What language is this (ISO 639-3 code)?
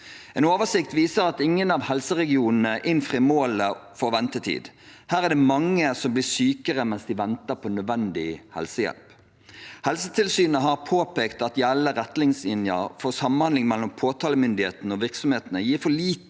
nor